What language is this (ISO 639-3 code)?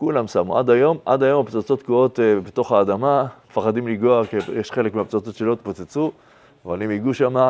heb